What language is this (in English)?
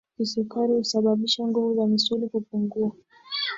Swahili